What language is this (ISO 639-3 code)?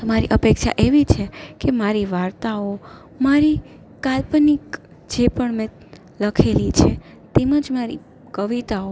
guj